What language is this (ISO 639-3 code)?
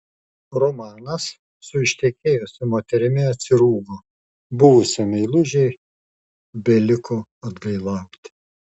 lit